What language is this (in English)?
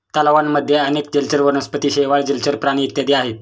Marathi